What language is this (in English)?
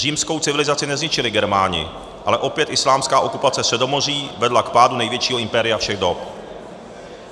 Czech